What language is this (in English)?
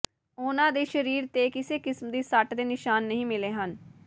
Punjabi